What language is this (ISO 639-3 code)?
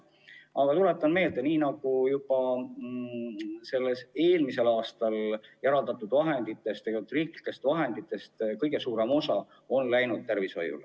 est